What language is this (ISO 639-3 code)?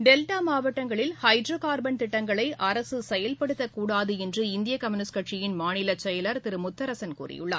tam